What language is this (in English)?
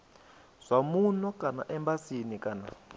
Venda